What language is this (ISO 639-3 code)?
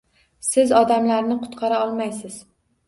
uzb